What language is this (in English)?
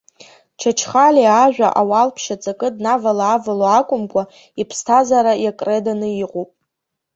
Abkhazian